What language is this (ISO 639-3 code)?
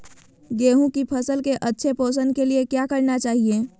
mag